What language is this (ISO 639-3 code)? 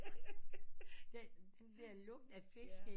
dan